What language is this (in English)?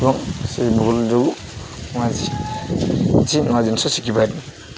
Odia